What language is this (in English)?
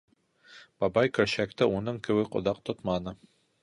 Bashkir